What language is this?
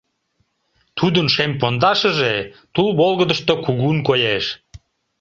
Mari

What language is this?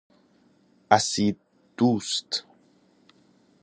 Persian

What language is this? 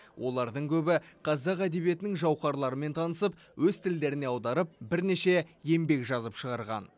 Kazakh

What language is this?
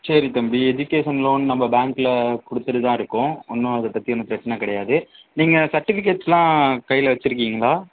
Tamil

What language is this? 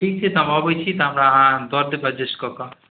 Maithili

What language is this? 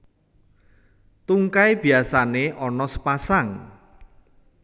Javanese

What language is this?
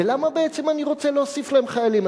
Hebrew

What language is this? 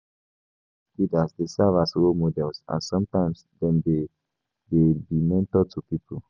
Nigerian Pidgin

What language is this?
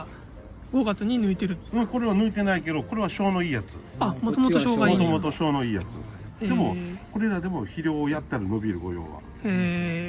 Japanese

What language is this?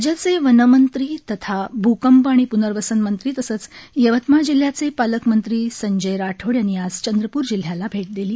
Marathi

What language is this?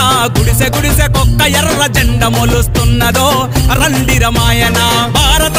Arabic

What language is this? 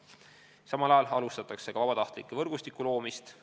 Estonian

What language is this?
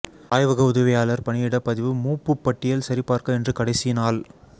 Tamil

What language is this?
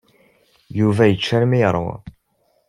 Kabyle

